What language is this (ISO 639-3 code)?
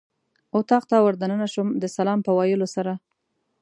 pus